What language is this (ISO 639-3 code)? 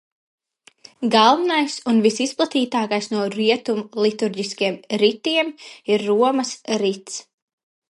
lav